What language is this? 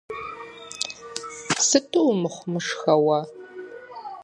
Kabardian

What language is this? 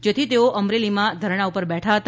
Gujarati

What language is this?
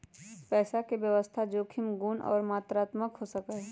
Magahi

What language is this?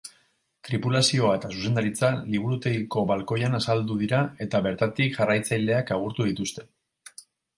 Basque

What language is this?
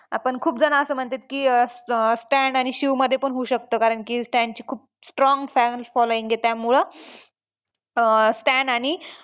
Marathi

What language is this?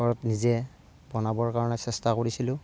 Assamese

